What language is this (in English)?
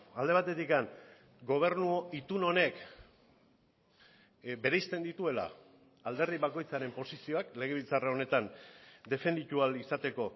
Basque